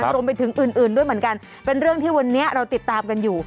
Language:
Thai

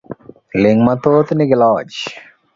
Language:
Luo (Kenya and Tanzania)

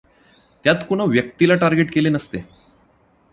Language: Marathi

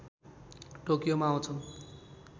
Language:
Nepali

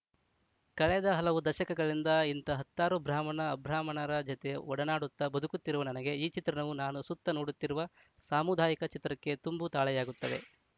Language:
Kannada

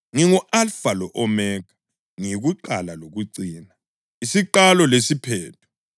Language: North Ndebele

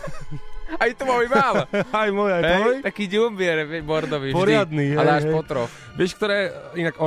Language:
Slovak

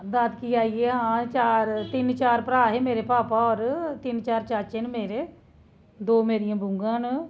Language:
Dogri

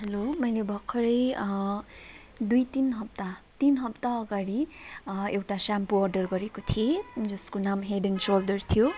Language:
Nepali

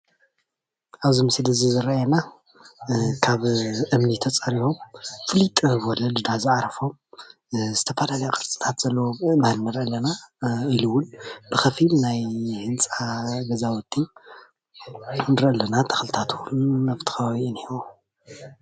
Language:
Tigrinya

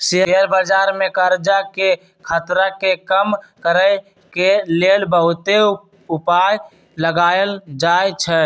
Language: Magahi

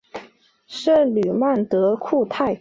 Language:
Chinese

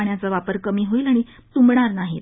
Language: Marathi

